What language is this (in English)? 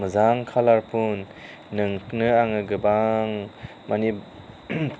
Bodo